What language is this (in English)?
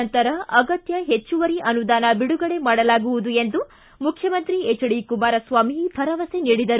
Kannada